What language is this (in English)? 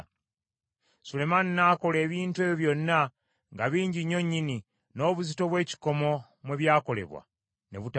Ganda